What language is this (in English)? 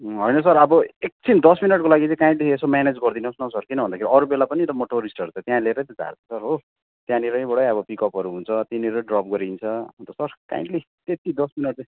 Nepali